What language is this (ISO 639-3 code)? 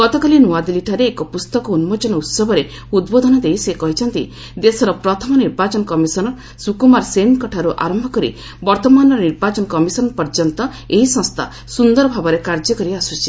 ori